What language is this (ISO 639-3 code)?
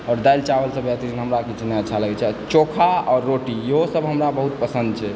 mai